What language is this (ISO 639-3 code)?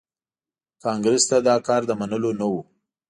pus